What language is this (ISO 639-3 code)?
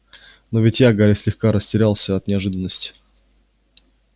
rus